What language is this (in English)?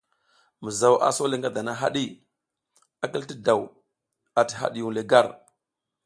South Giziga